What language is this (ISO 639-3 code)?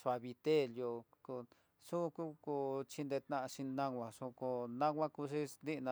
mtx